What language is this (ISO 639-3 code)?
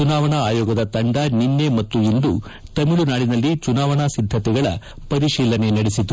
kan